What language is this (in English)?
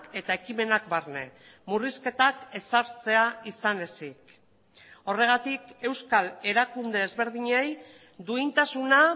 Basque